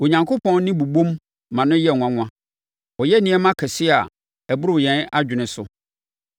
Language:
Akan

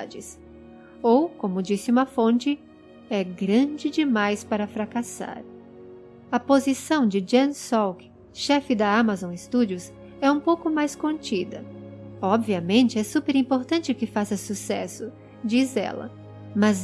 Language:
Portuguese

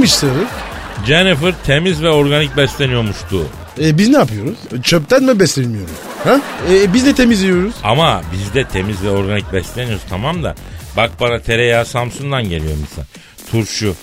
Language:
Turkish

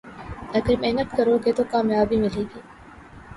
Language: Urdu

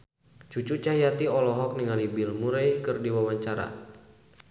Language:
Sundanese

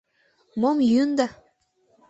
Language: Mari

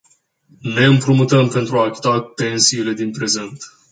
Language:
Romanian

